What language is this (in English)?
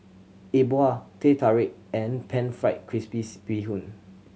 English